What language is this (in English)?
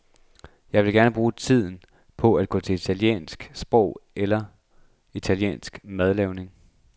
Danish